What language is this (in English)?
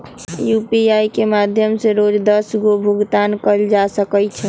Magahi